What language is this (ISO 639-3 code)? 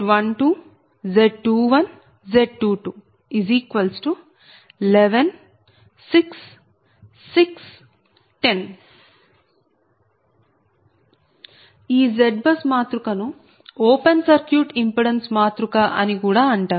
tel